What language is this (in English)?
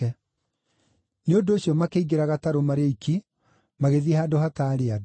Kikuyu